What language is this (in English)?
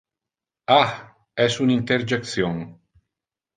Interlingua